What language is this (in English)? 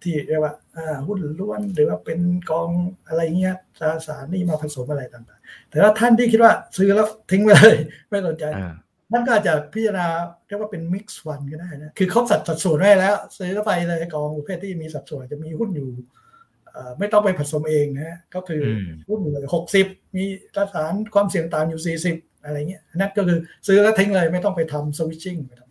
Thai